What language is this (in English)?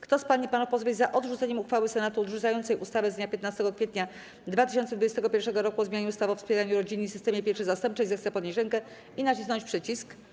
Polish